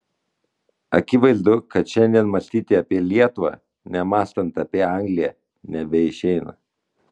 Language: Lithuanian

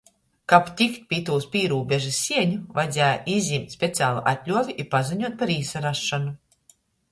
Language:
Latgalian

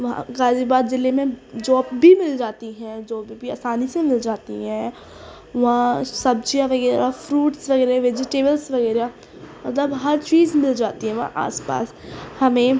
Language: Urdu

